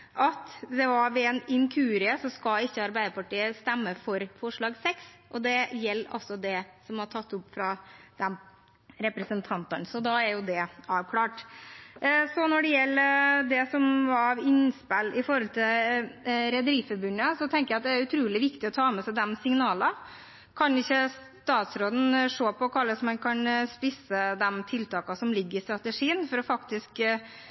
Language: Norwegian Bokmål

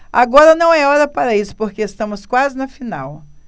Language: Portuguese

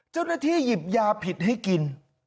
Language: Thai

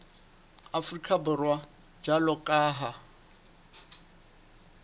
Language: Southern Sotho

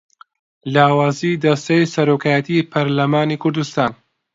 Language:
Central Kurdish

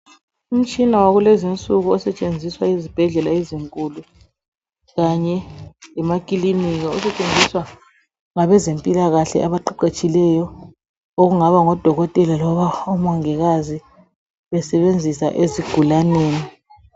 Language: North Ndebele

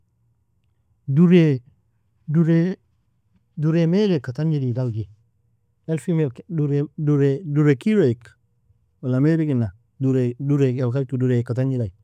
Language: Nobiin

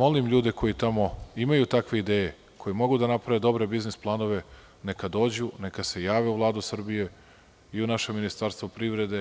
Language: Serbian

